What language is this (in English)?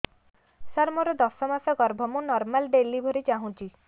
Odia